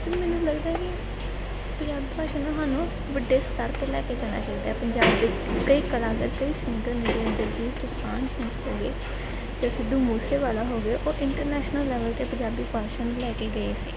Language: Punjabi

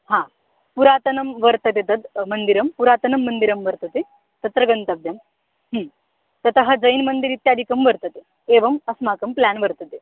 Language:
Sanskrit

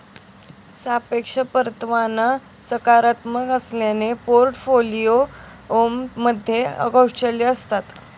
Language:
Marathi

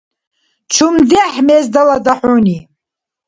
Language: Dargwa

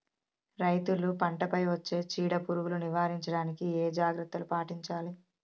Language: Telugu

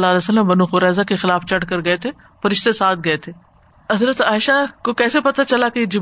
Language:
Urdu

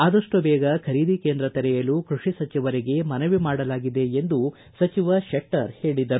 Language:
Kannada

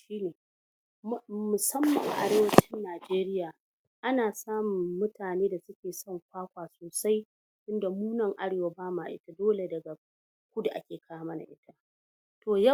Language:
Hausa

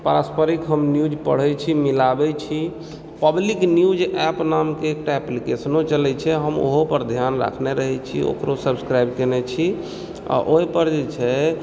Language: Maithili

